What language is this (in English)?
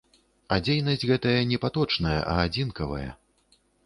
Belarusian